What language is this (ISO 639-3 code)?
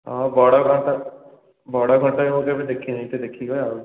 ori